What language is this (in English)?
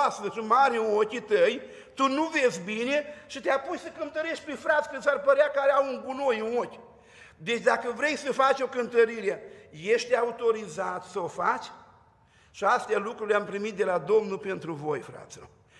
Romanian